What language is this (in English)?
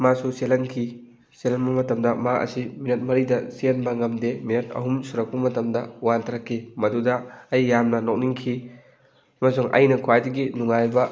Manipuri